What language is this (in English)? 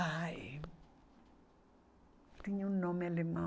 Portuguese